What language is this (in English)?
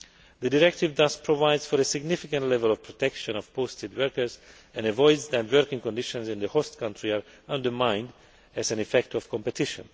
English